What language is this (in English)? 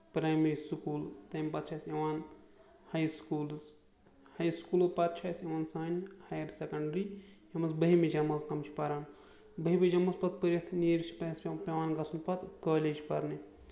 Kashmiri